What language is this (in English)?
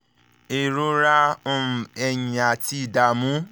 Yoruba